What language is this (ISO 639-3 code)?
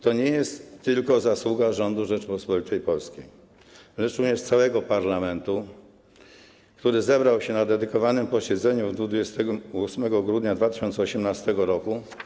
pol